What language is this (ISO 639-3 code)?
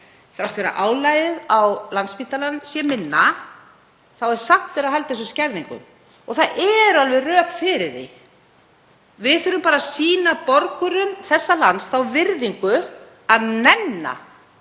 isl